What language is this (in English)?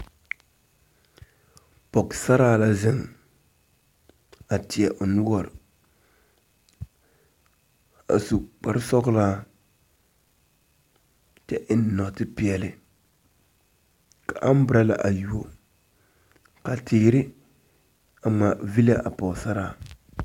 Southern Dagaare